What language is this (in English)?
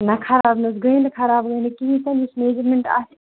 Kashmiri